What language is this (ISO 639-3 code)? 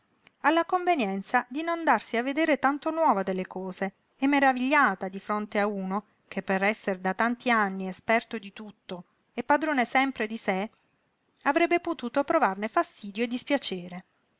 ita